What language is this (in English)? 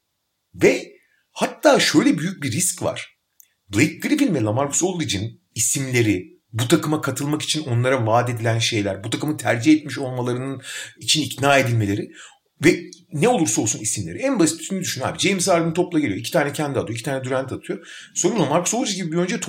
Turkish